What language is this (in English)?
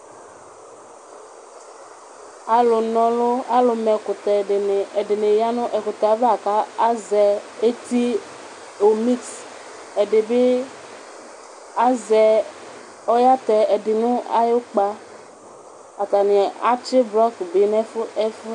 Ikposo